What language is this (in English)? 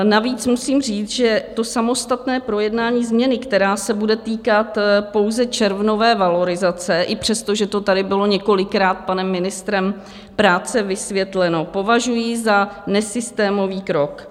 Czech